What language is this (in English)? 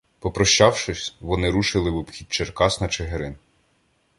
Ukrainian